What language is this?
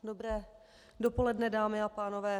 Czech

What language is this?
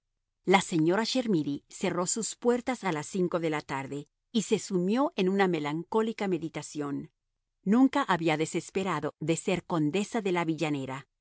Spanish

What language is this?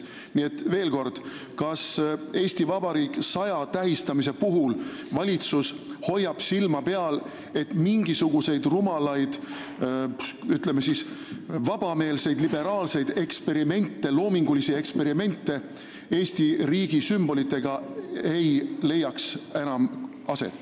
Estonian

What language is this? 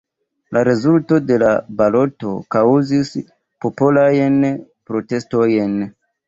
Esperanto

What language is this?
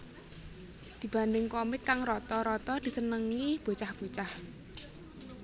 Javanese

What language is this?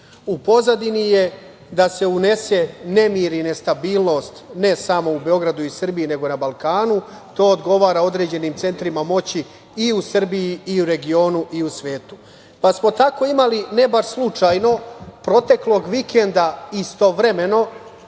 Serbian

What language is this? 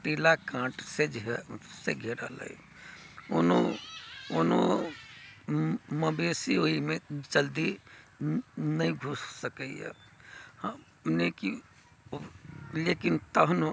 Maithili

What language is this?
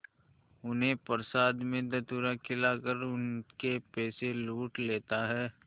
Hindi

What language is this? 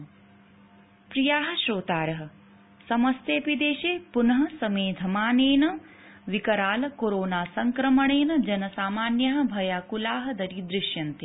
Sanskrit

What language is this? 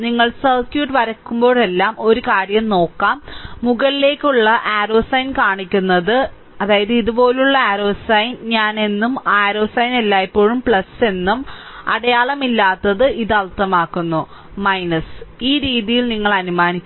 Malayalam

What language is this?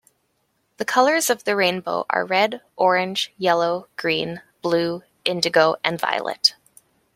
English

